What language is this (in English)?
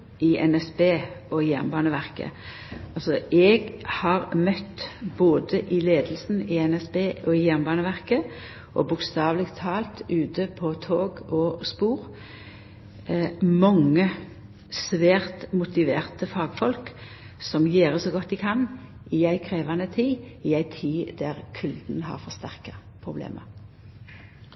Norwegian Nynorsk